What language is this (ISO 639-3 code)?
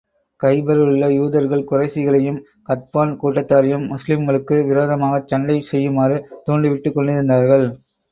tam